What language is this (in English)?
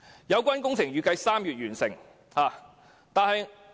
Cantonese